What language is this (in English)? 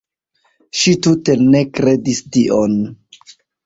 Esperanto